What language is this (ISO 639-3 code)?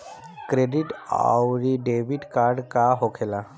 bho